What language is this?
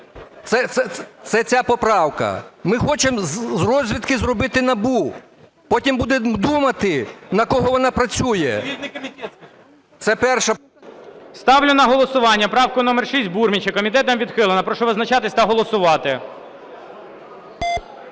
Ukrainian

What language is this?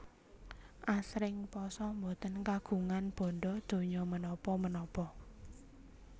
Javanese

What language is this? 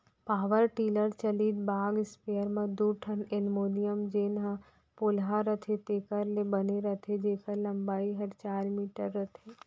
Chhattisgarhi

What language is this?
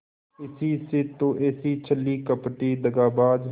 Hindi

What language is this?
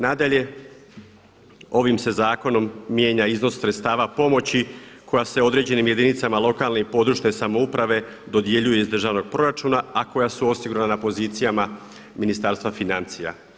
Croatian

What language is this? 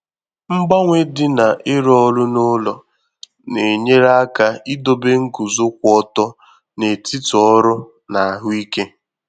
Igbo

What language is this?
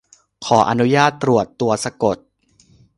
Thai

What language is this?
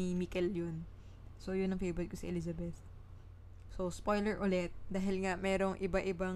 Filipino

